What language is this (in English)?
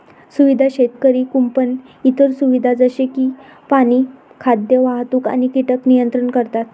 Marathi